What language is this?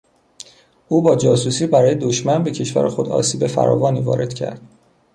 Persian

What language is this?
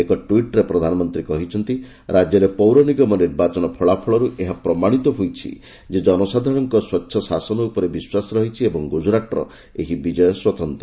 Odia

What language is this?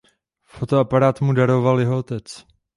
Czech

